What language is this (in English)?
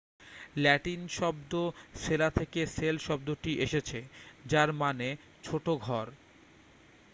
Bangla